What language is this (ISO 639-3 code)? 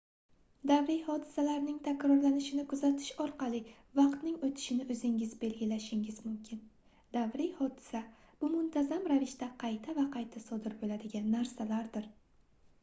uzb